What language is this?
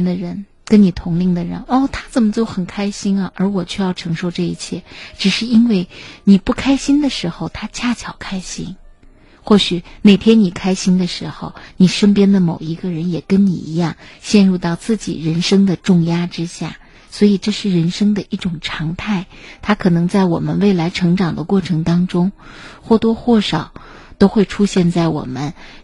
Chinese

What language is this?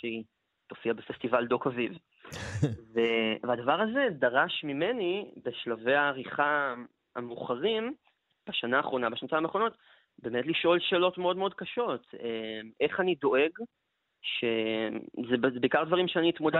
Hebrew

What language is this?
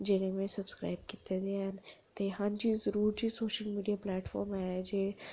Dogri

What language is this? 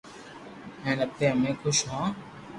Loarki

